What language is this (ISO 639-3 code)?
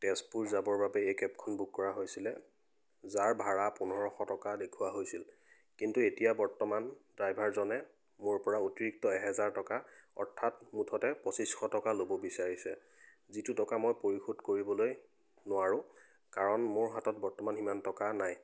asm